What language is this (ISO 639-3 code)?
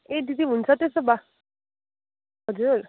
nep